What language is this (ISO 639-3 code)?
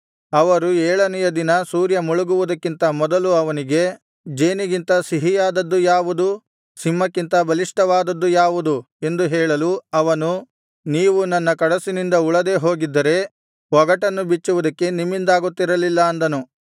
kan